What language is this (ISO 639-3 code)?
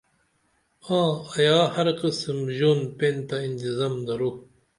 dml